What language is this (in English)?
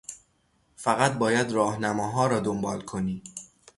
Persian